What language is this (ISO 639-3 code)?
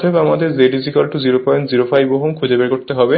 ben